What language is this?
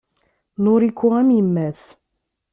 Kabyle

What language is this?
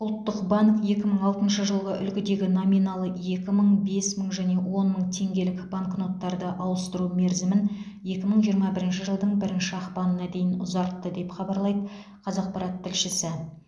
Kazakh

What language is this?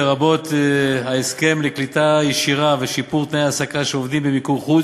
Hebrew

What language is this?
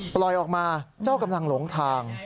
Thai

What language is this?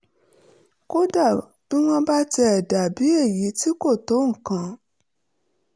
Yoruba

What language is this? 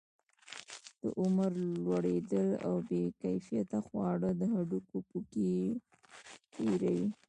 Pashto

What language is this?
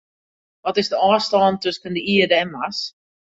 Western Frisian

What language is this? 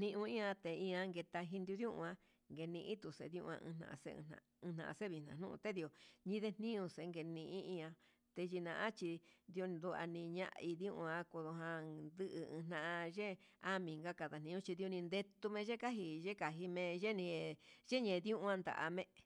Huitepec Mixtec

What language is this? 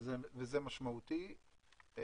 Hebrew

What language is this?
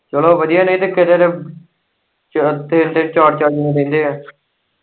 Punjabi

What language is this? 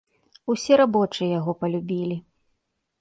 Belarusian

